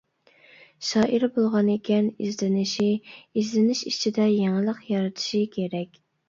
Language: Uyghur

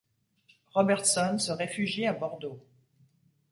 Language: French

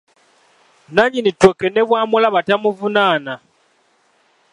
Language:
Ganda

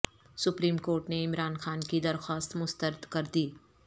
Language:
Urdu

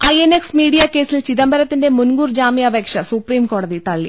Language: Malayalam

